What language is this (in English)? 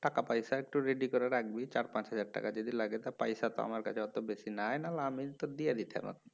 Bangla